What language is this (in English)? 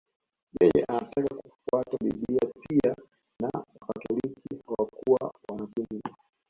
Swahili